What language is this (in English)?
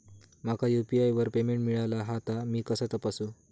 Marathi